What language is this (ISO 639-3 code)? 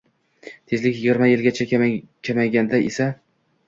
uzb